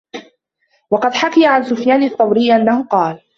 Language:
Arabic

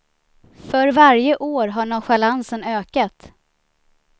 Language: Swedish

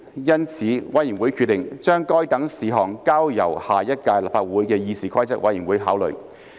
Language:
Cantonese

